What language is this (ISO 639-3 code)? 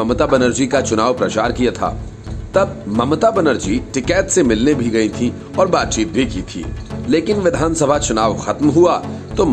hin